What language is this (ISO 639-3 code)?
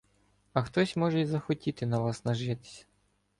ukr